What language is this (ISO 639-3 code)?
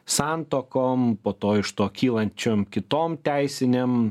lit